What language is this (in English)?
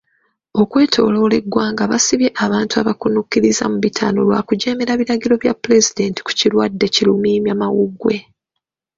Ganda